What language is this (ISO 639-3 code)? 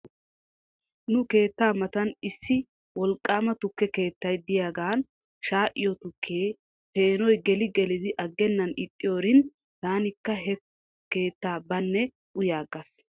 wal